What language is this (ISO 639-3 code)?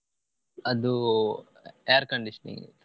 kan